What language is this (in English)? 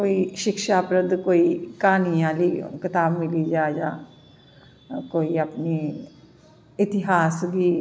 Dogri